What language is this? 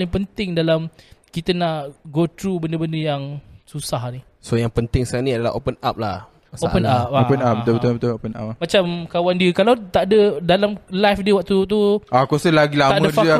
Malay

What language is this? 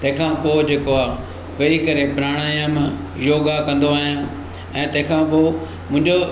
Sindhi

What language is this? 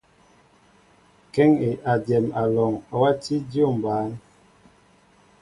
Mbo (Cameroon)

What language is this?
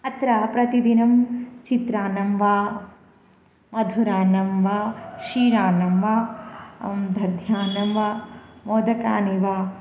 Sanskrit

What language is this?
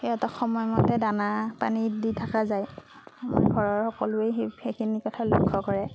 Assamese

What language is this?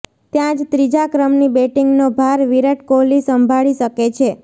Gujarati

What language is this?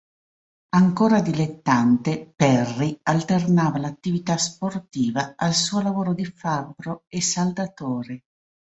Italian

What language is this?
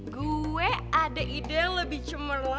Indonesian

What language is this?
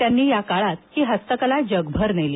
Marathi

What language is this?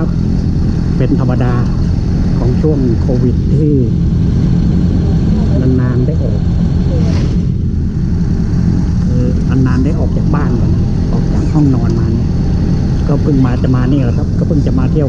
Thai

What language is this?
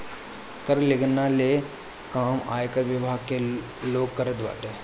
Bhojpuri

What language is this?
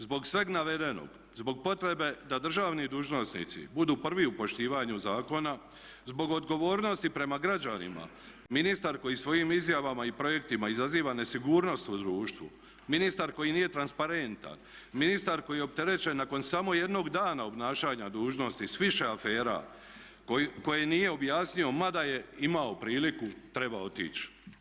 Croatian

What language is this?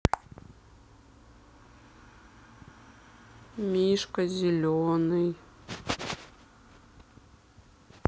Russian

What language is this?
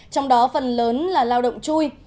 Vietnamese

